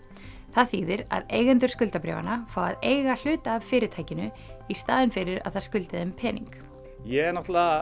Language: Icelandic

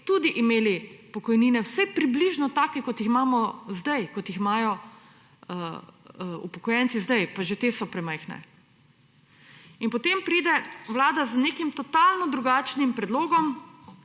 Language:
Slovenian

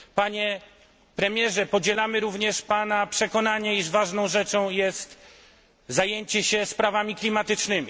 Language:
Polish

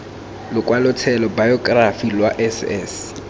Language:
Tswana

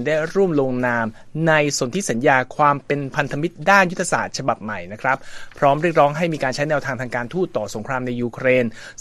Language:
Thai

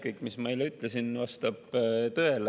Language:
Estonian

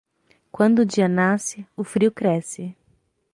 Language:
Portuguese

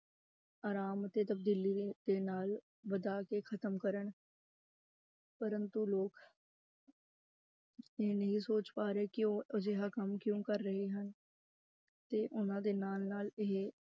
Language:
Punjabi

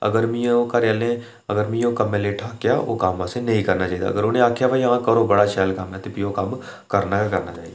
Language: Dogri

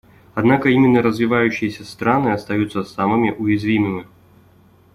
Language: Russian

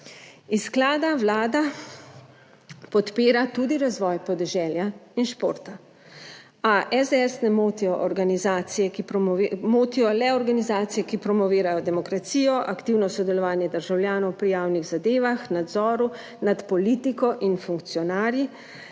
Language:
Slovenian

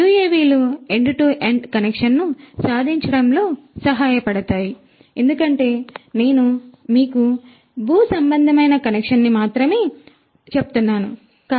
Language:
Telugu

